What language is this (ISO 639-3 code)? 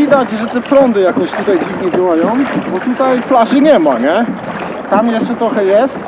pol